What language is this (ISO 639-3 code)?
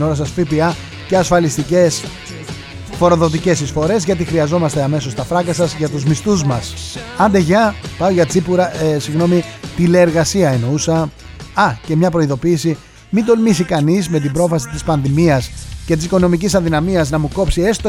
ell